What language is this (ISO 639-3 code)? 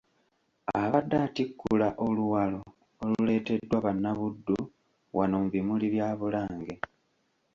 lug